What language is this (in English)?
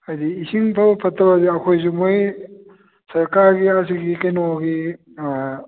Manipuri